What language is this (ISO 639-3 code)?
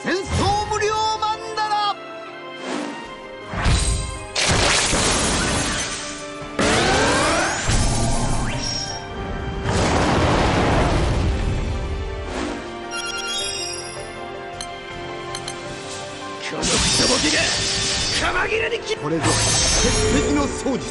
jpn